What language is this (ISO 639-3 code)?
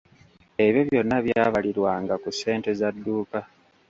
lug